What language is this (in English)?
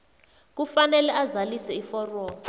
South Ndebele